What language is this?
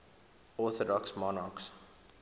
English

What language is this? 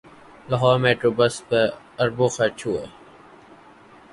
Urdu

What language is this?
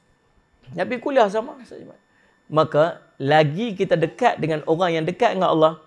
Malay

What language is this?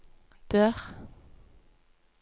Norwegian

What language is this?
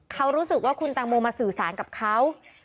Thai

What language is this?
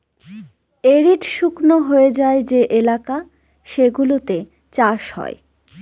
Bangla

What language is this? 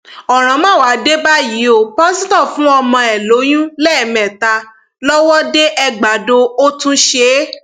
Yoruba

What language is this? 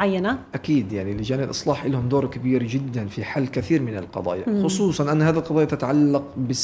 Arabic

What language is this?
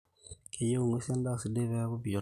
Masai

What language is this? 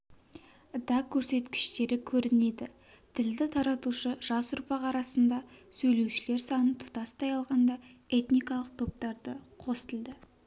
Kazakh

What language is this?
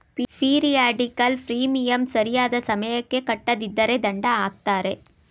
Kannada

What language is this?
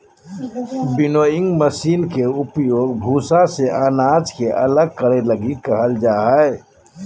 Magahi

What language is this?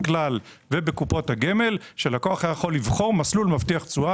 Hebrew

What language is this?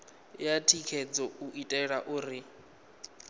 Venda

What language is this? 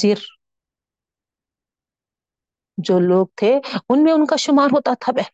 Urdu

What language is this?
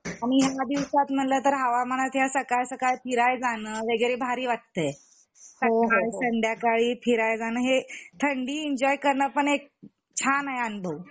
Marathi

